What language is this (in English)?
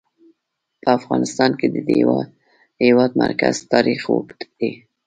Pashto